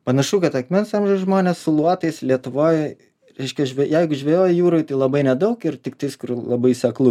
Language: Lithuanian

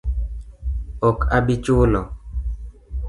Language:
Luo (Kenya and Tanzania)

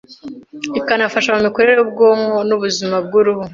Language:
Kinyarwanda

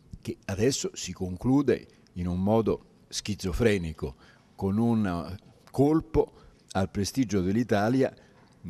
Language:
Italian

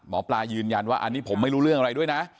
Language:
Thai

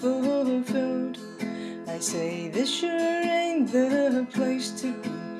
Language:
English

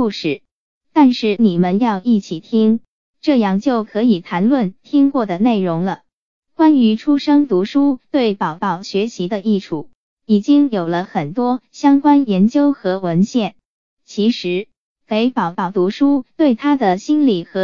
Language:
Chinese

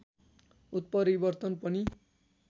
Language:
Nepali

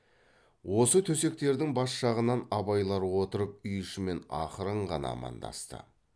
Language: Kazakh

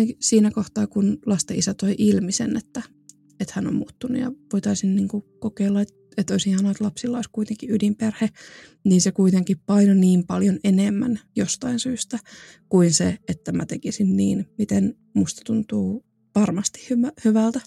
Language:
Finnish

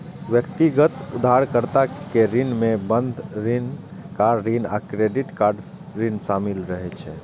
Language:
Maithili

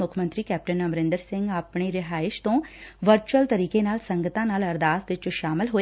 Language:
Punjabi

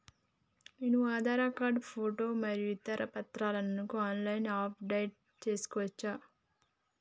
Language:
Telugu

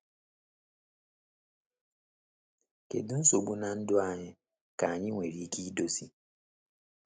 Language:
Igbo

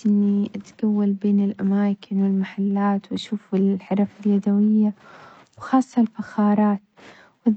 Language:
Omani Arabic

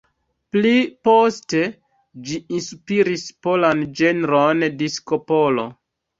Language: Esperanto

